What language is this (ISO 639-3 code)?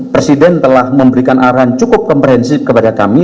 ind